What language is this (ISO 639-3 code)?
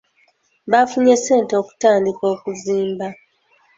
lug